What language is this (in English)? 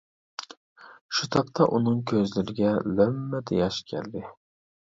Uyghur